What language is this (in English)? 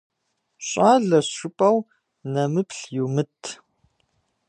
Kabardian